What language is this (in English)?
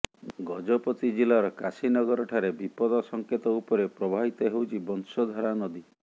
Odia